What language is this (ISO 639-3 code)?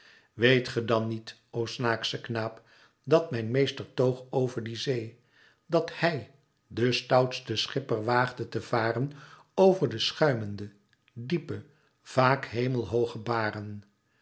nld